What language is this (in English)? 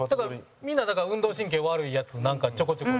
Japanese